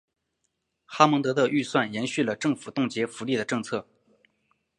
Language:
Chinese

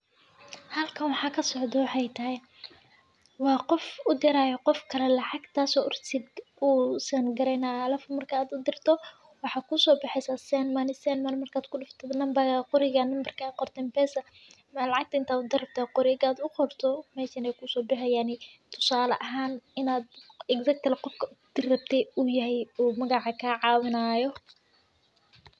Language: Somali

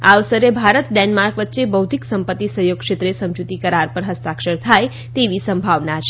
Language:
Gujarati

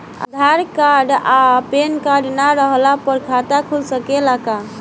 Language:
Bhojpuri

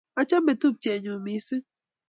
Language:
Kalenjin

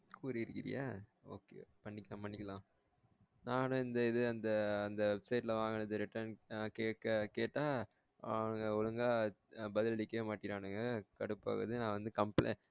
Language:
Tamil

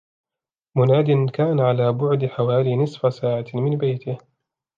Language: Arabic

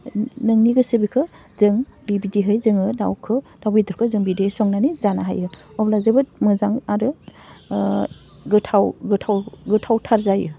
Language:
Bodo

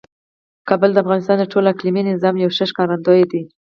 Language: Pashto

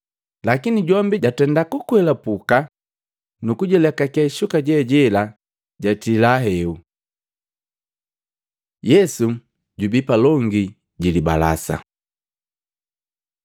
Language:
Matengo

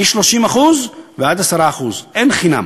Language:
Hebrew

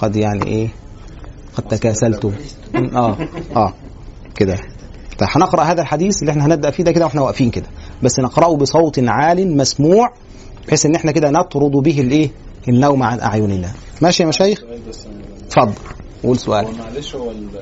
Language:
Arabic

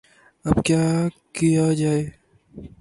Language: Urdu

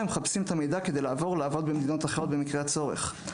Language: Hebrew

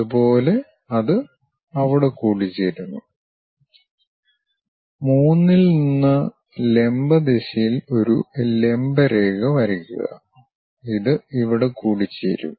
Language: Malayalam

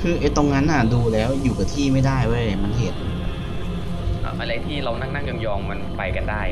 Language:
Thai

